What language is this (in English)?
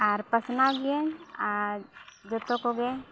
Santali